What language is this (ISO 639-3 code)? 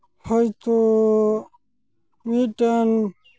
sat